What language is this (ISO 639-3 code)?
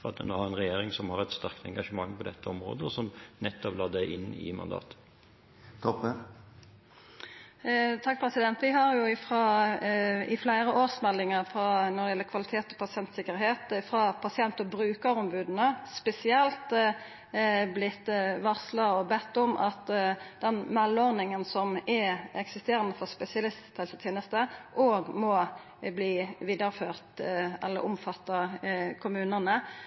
nor